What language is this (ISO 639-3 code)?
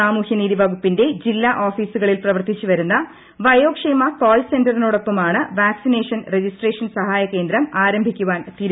mal